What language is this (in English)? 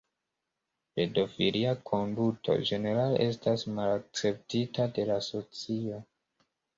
Esperanto